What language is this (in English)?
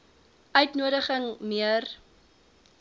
Afrikaans